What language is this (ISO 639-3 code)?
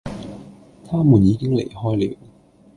yue